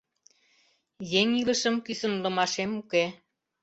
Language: Mari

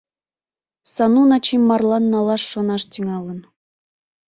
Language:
Mari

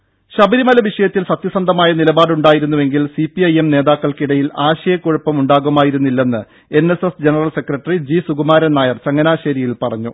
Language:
Malayalam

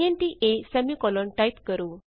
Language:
Punjabi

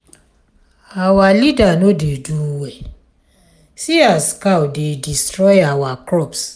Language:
Nigerian Pidgin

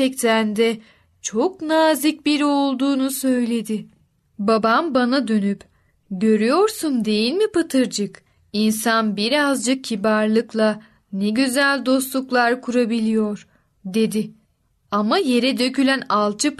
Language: Turkish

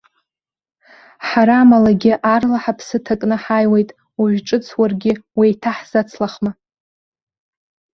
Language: Abkhazian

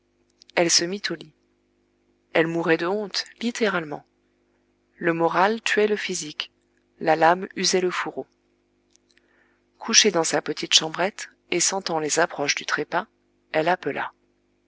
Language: French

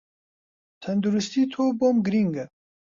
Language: Central Kurdish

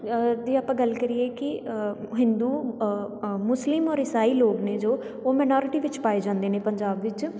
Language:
Punjabi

